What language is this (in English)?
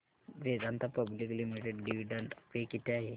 Marathi